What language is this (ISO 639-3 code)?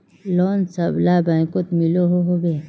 mag